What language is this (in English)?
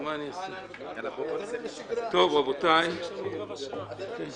Hebrew